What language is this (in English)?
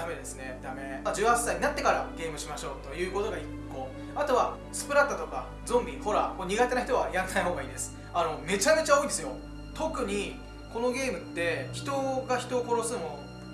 Japanese